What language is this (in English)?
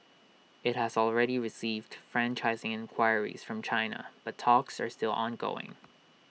English